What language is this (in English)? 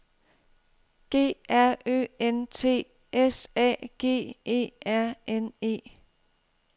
Danish